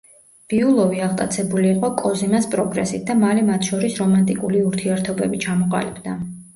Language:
Georgian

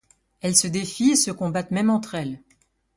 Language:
French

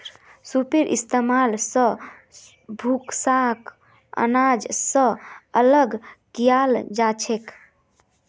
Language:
Magahi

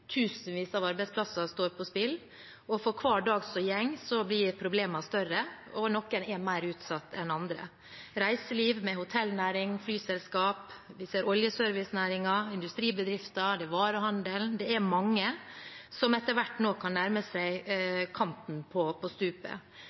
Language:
Norwegian Bokmål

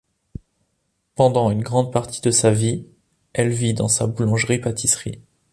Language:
French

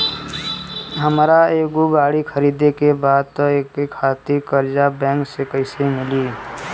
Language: Bhojpuri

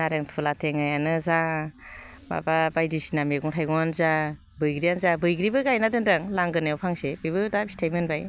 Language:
Bodo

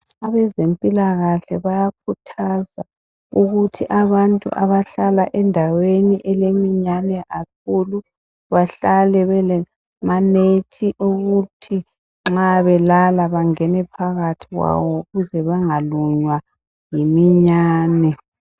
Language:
North Ndebele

